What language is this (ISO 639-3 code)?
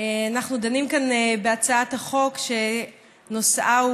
heb